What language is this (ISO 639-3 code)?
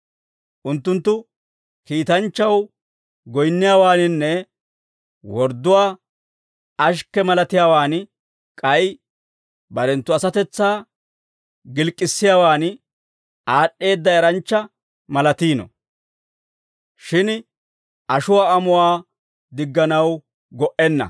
dwr